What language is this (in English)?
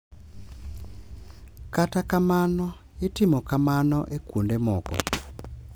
Luo (Kenya and Tanzania)